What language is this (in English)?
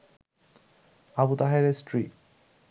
Bangla